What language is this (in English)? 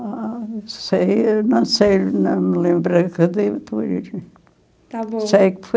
Portuguese